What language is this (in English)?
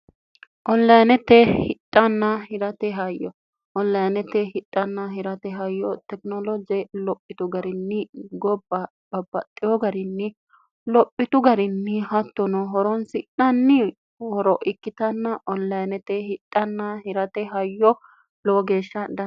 Sidamo